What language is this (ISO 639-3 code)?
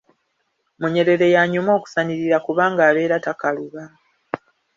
lug